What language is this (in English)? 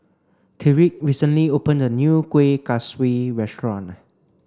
English